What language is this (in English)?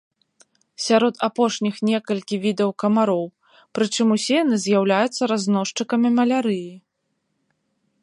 Belarusian